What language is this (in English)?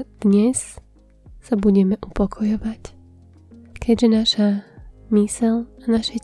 Slovak